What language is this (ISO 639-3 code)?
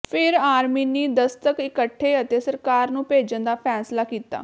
pan